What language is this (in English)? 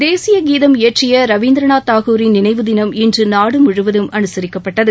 Tamil